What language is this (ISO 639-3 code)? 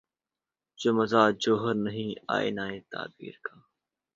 urd